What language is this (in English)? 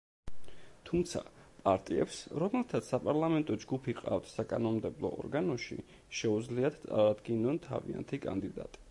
Georgian